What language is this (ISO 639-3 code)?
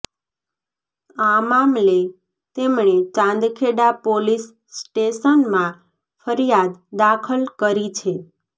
guj